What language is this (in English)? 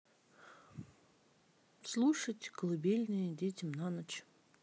Russian